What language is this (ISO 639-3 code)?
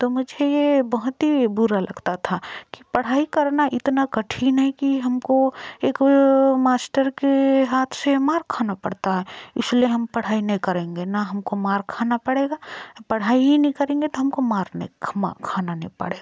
hin